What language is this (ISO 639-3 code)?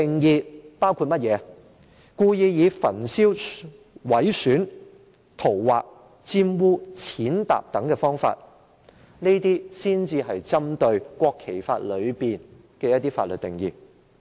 yue